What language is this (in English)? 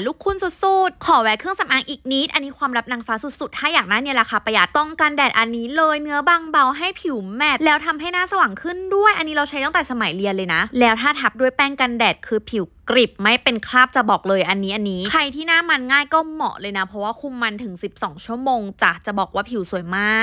Thai